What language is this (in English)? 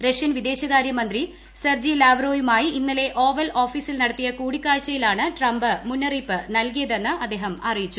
Malayalam